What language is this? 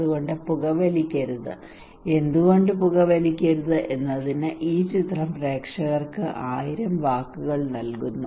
Malayalam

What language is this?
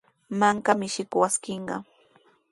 Sihuas Ancash Quechua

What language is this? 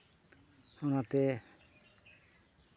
Santali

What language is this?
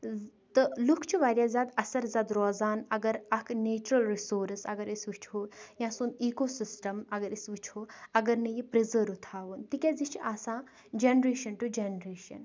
Kashmiri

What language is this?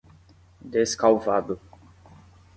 Portuguese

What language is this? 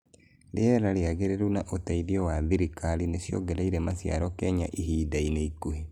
Kikuyu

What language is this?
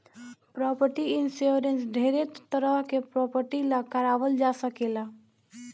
Bhojpuri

